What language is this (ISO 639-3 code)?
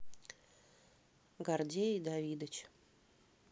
rus